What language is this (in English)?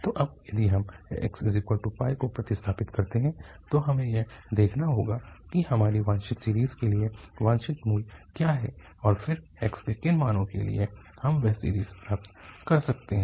Hindi